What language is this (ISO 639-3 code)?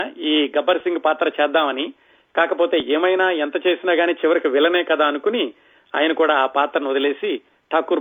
tel